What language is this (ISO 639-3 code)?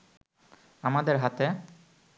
ben